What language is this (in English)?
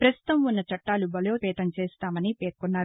Telugu